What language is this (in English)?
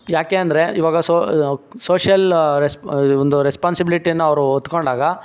Kannada